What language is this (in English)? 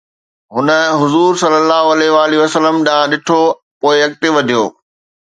Sindhi